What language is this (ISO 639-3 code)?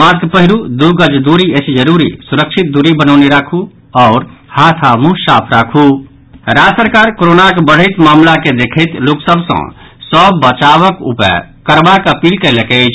mai